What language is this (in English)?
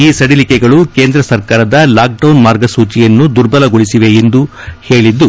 Kannada